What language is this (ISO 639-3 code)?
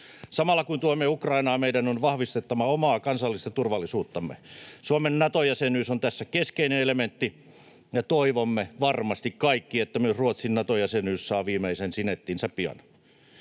fin